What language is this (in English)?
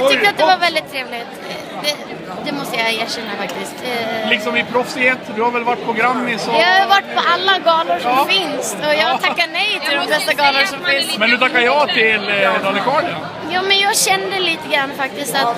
Swedish